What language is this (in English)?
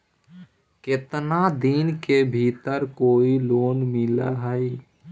Magahi